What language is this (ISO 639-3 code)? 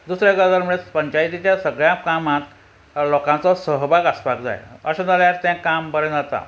kok